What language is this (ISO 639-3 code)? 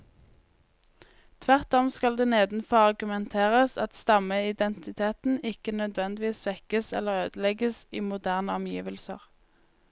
nor